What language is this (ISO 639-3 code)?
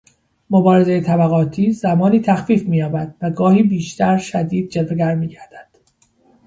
fas